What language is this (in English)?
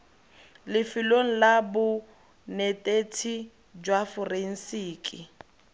Tswana